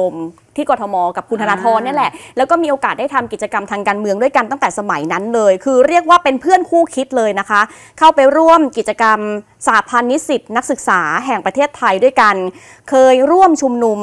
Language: Thai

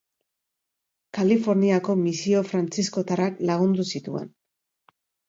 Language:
Basque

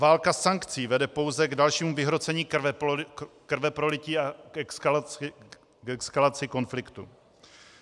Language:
Czech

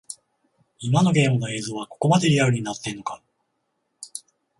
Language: Japanese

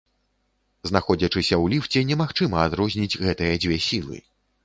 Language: Belarusian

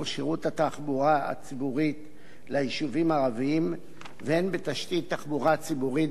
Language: Hebrew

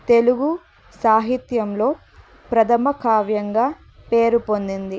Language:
Telugu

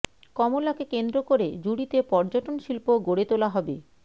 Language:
Bangla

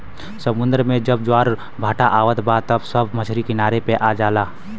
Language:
Bhojpuri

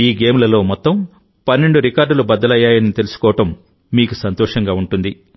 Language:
Telugu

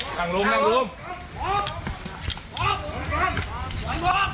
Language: Thai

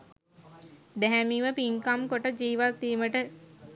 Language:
Sinhala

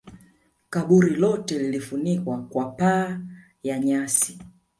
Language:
Swahili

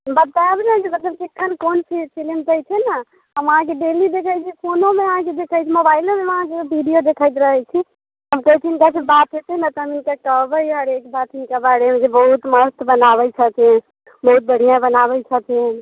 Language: Maithili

